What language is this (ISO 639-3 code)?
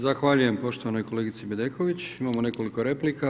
hrv